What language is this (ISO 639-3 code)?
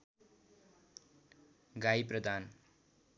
nep